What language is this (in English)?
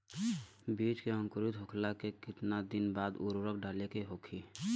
Bhojpuri